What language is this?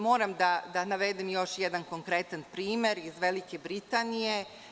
Serbian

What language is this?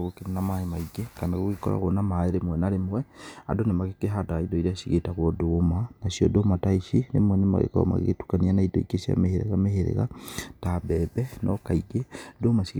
Kikuyu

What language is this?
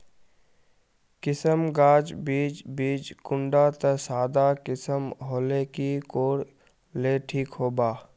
Magahi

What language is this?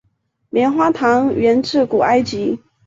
Chinese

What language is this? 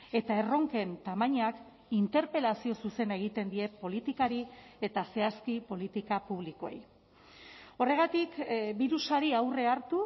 Basque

